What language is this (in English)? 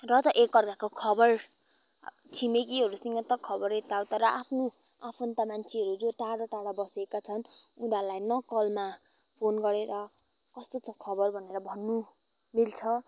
Nepali